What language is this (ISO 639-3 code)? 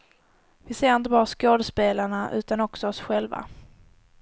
swe